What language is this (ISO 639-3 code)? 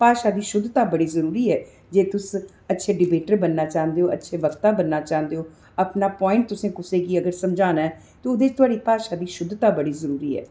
doi